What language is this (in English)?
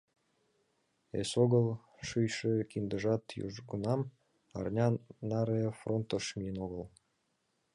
Mari